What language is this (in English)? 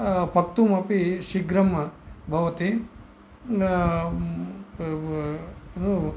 Sanskrit